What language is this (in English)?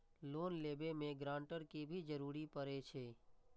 Maithili